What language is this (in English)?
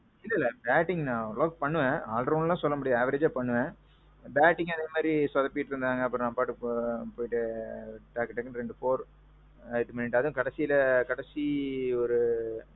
Tamil